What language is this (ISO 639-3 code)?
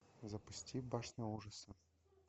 rus